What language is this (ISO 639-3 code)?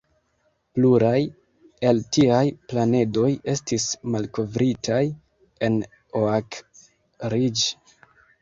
epo